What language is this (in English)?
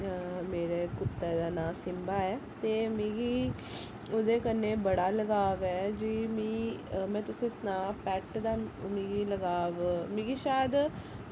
Dogri